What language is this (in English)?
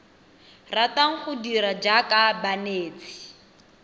Tswana